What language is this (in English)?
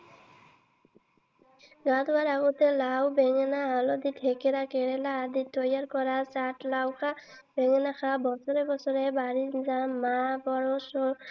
Assamese